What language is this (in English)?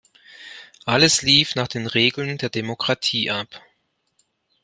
German